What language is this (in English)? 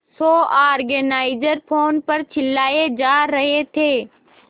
Hindi